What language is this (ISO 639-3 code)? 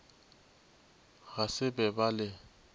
nso